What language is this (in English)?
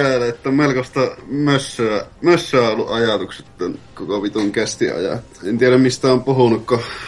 Finnish